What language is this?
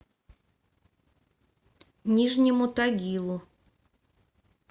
Russian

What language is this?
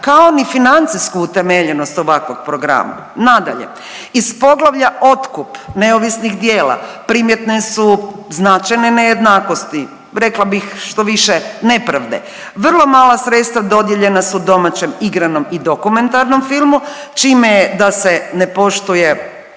Croatian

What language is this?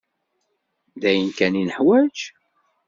Kabyle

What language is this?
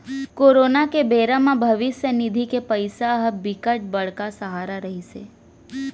Chhattisgarhi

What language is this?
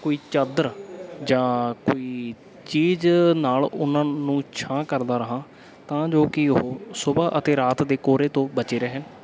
Punjabi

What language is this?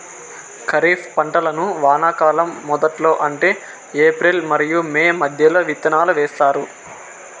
Telugu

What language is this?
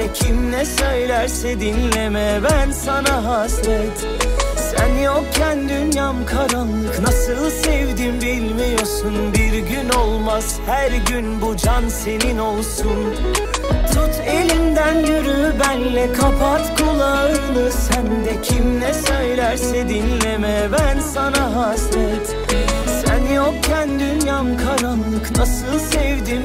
Turkish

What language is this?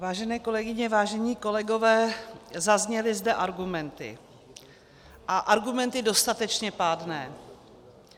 Czech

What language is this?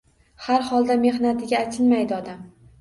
Uzbek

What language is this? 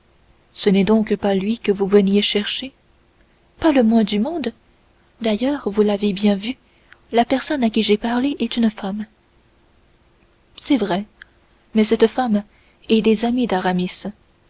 French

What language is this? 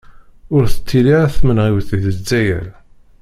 Kabyle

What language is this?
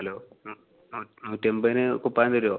Malayalam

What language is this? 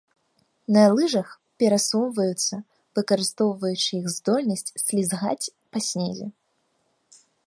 Belarusian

